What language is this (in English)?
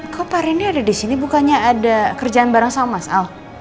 Indonesian